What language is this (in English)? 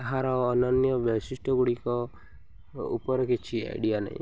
Odia